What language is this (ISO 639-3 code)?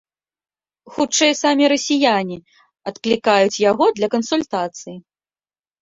bel